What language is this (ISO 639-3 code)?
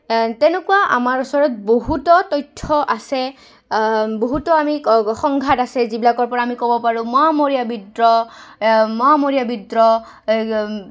asm